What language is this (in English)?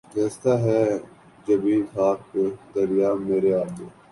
Urdu